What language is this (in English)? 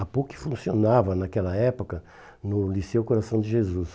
Portuguese